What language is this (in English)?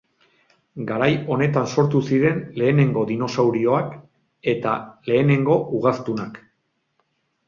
Basque